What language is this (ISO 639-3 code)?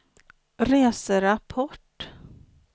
swe